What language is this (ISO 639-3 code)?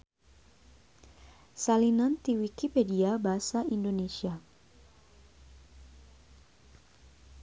sun